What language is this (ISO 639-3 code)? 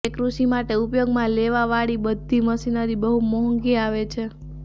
guj